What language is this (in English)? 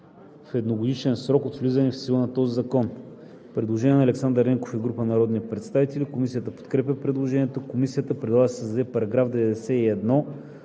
Bulgarian